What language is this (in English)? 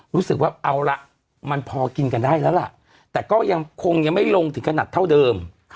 Thai